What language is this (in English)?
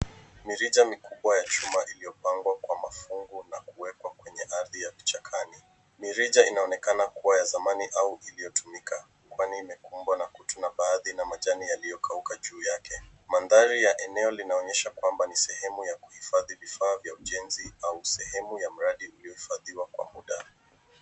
Swahili